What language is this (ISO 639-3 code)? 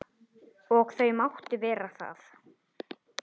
isl